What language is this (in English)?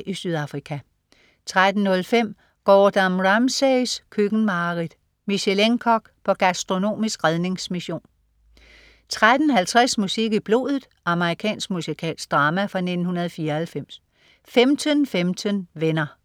Danish